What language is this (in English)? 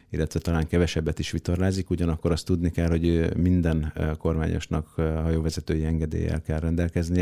Hungarian